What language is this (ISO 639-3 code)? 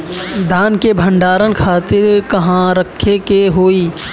bho